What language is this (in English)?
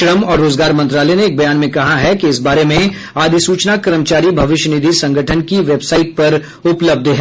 Hindi